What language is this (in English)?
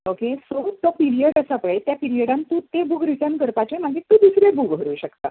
Konkani